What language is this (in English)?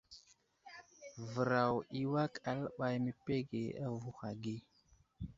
Wuzlam